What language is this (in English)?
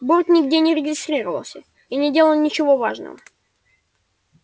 Russian